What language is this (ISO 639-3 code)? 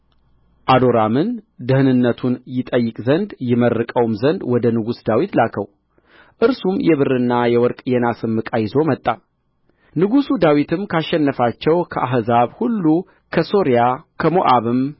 amh